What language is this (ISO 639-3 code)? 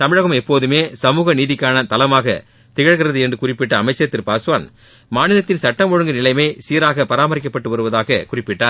tam